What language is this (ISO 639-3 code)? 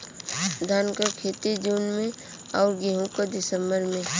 bho